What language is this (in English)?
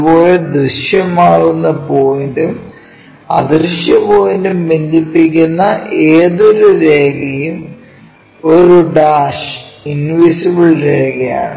Malayalam